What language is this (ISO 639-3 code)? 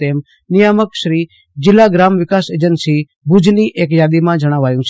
guj